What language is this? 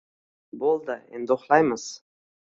Uzbek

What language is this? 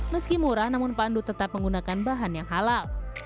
Indonesian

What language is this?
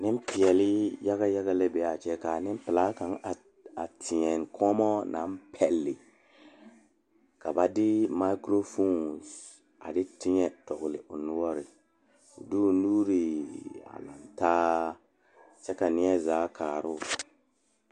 Southern Dagaare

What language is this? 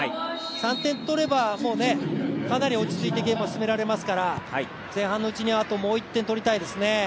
Japanese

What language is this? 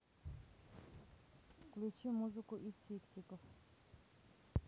Russian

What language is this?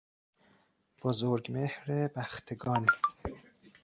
Persian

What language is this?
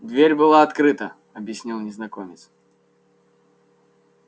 Russian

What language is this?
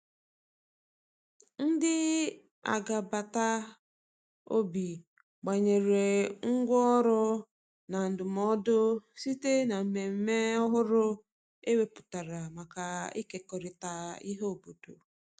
Igbo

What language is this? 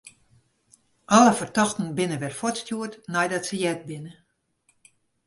Western Frisian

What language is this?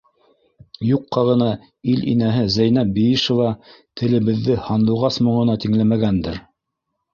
Bashkir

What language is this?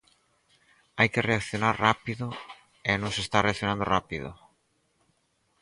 Galician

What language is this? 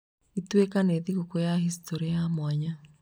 Kikuyu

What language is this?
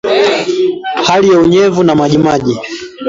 Swahili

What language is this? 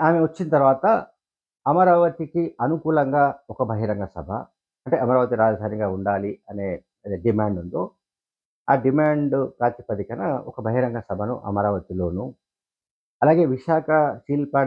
Telugu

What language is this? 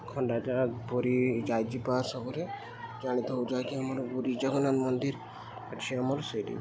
Odia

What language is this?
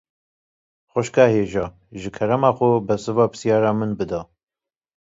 Kurdish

